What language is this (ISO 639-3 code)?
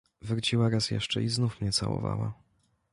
pol